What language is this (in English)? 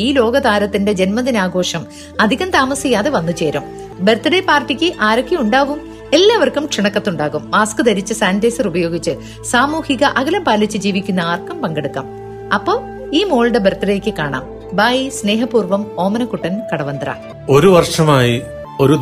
Malayalam